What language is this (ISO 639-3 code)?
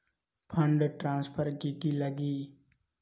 mag